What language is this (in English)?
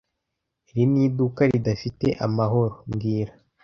Kinyarwanda